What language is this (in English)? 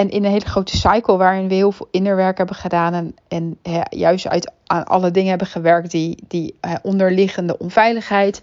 Dutch